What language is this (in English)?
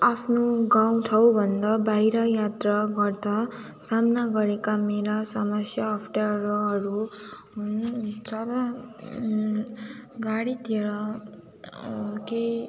Nepali